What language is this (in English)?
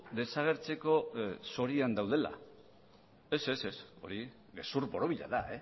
Basque